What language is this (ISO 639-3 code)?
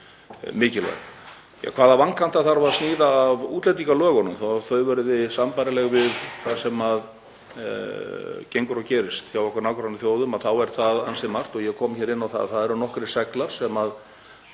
isl